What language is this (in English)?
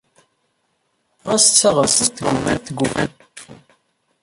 Kabyle